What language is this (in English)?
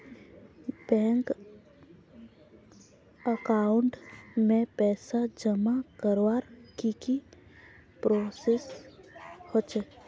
Magahi